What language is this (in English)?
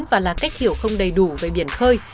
Vietnamese